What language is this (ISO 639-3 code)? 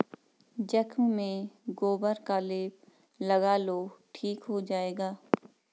hin